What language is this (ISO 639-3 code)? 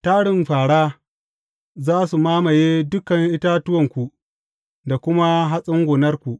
hau